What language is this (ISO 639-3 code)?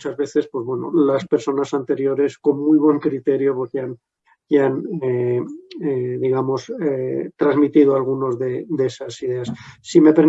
spa